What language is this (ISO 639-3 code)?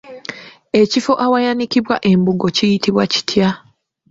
lug